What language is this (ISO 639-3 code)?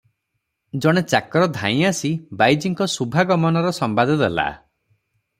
ori